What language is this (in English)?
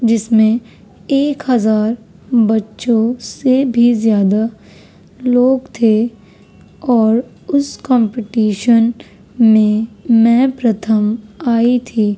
Urdu